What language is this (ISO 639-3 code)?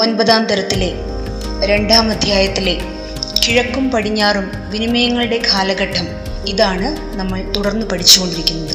mal